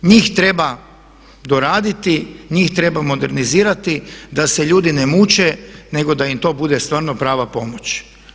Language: Croatian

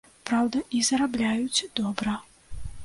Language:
Belarusian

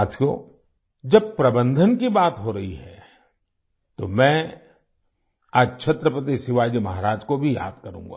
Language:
Hindi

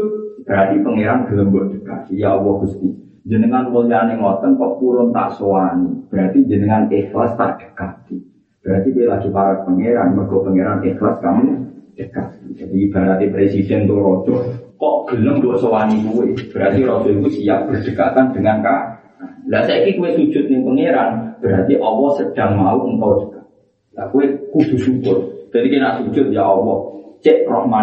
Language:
Malay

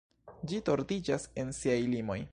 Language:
Esperanto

